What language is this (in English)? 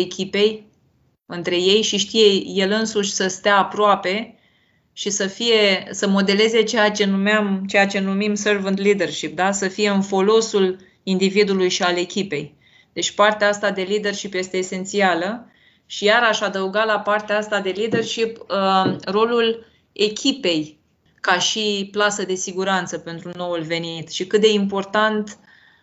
Romanian